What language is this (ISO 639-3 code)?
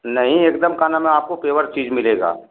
hin